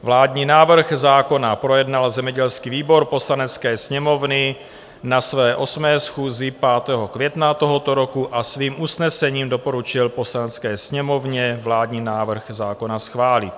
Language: Czech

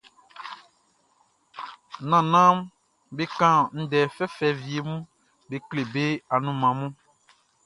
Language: Baoulé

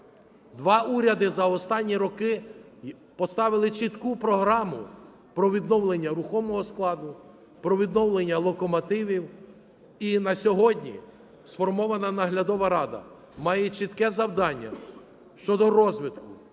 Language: Ukrainian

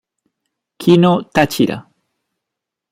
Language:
Spanish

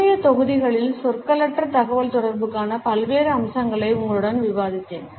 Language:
Tamil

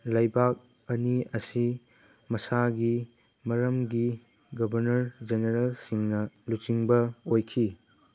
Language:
Manipuri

